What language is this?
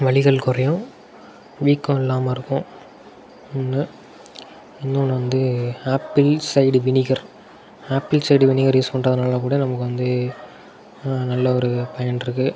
Tamil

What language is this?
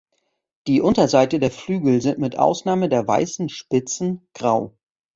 German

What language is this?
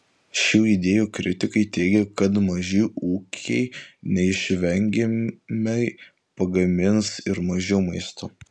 Lithuanian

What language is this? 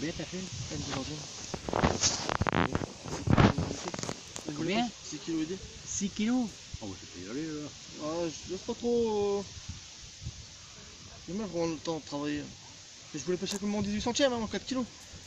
French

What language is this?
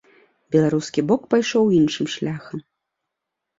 Belarusian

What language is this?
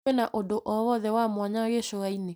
Kikuyu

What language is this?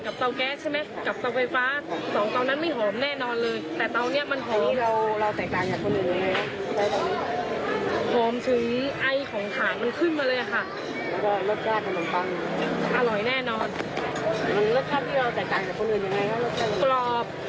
Thai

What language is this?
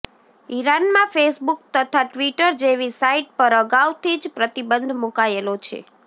Gujarati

